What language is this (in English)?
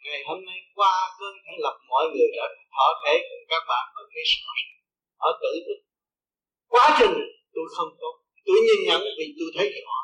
Vietnamese